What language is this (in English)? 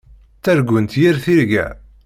Kabyle